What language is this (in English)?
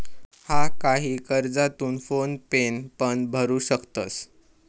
Marathi